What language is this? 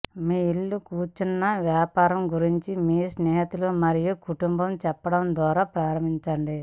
Telugu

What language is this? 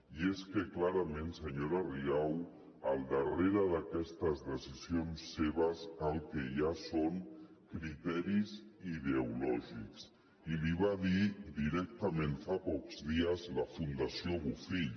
Catalan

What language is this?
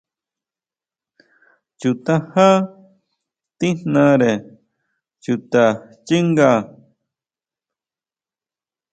Huautla Mazatec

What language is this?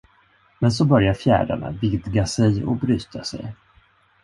Swedish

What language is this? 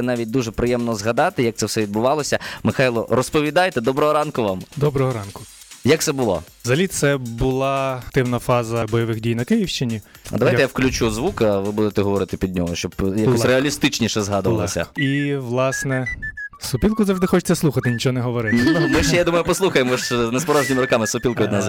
Ukrainian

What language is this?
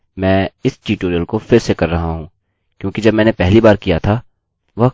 Hindi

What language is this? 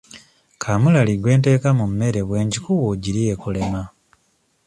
Ganda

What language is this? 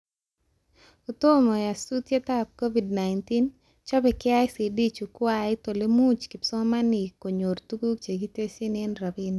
Kalenjin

